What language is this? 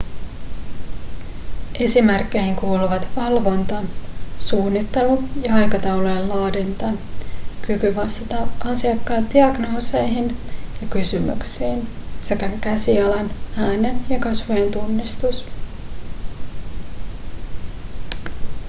Finnish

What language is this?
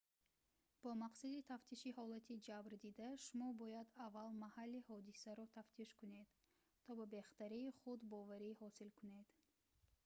Tajik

